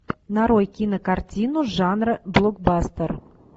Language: Russian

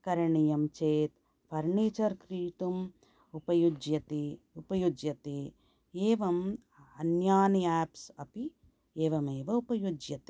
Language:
Sanskrit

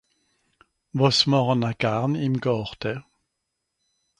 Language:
Swiss German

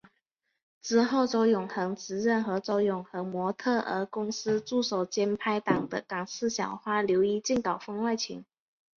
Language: Chinese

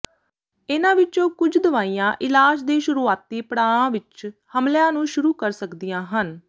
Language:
Punjabi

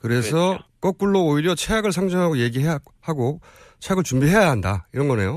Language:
Korean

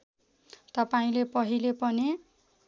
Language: Nepali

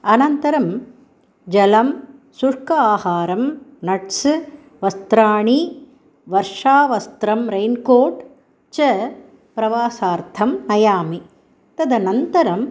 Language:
Sanskrit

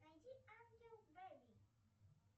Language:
Russian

